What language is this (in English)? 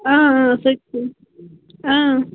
Kashmiri